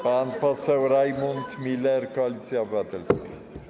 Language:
Polish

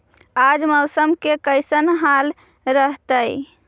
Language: Magahi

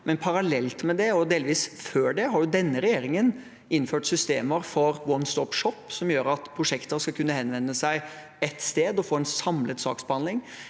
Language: Norwegian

